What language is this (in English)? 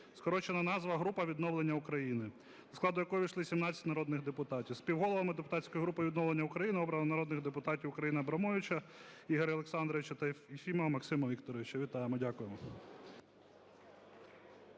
Ukrainian